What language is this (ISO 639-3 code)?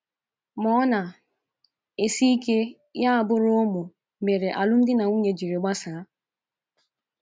ibo